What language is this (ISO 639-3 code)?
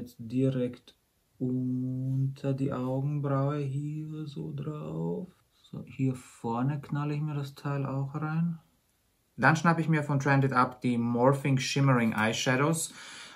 deu